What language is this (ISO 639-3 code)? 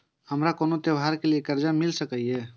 mai